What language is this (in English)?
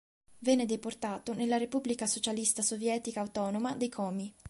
Italian